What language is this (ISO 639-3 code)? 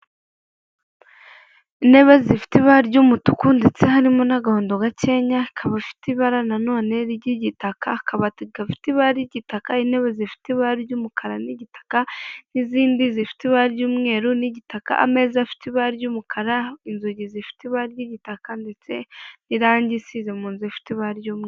kin